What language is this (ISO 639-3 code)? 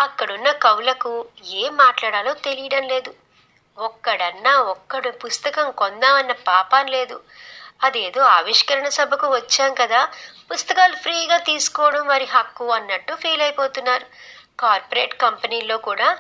tel